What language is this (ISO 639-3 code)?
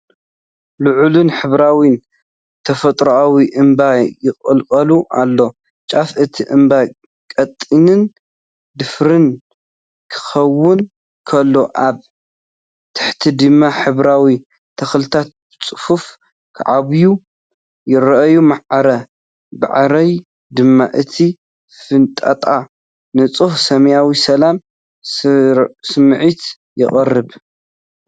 tir